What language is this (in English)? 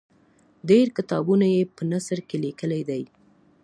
Pashto